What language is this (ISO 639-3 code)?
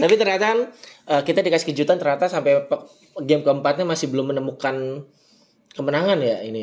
ind